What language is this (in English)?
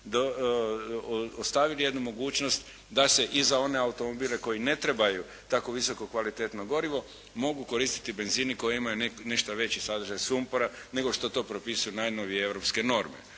Croatian